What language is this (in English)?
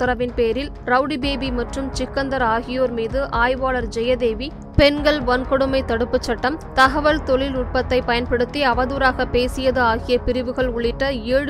Tamil